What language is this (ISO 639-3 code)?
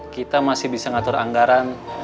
ind